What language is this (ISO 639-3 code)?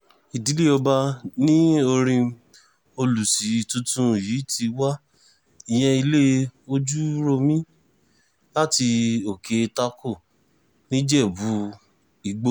yor